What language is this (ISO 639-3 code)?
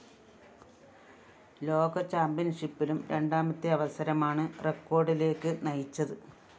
mal